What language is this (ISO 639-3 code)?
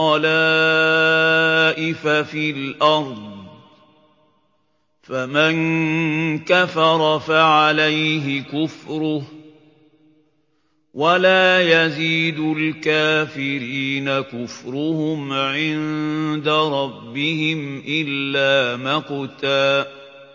ara